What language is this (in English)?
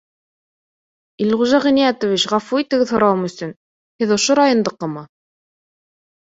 Bashkir